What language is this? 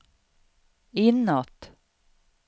Swedish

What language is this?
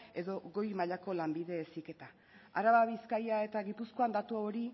Basque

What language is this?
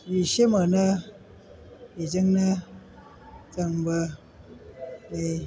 Bodo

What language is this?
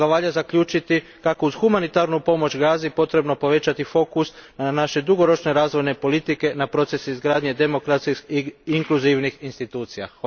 Croatian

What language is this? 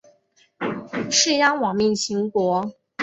Chinese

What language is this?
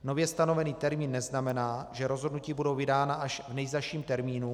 Czech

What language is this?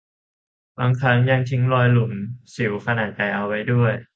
Thai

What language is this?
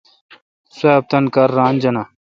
Kalkoti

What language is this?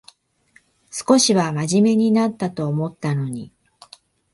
Japanese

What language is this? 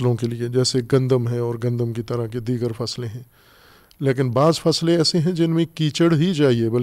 Urdu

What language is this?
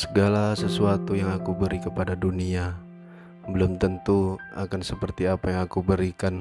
Indonesian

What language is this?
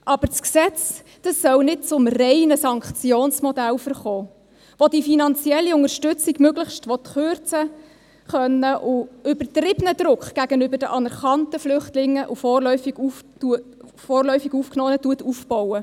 Swiss German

